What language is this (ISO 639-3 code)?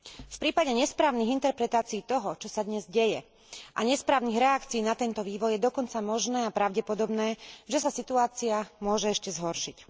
slk